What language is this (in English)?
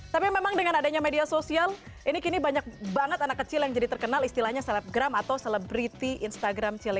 Indonesian